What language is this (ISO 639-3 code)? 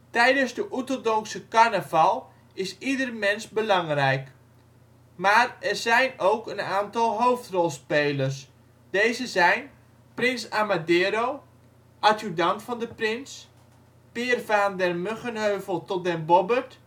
nld